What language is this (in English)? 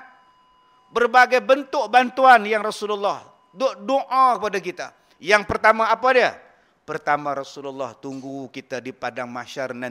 Malay